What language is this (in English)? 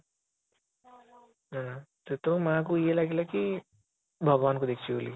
Odia